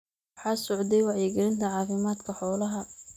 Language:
Somali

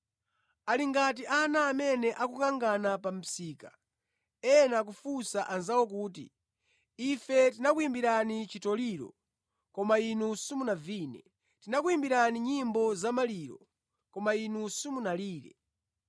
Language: Nyanja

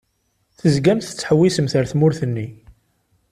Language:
Kabyle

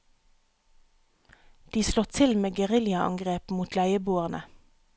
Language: Norwegian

